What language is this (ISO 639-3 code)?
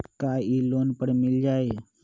mag